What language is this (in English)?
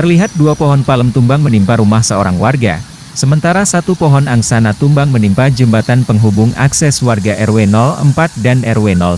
Indonesian